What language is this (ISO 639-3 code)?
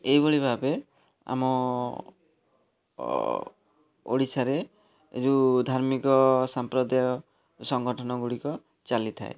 ori